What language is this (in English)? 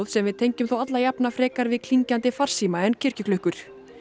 Icelandic